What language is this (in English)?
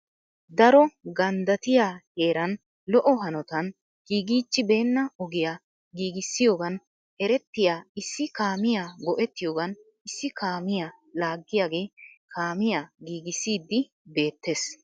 Wolaytta